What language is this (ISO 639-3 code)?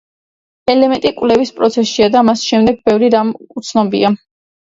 kat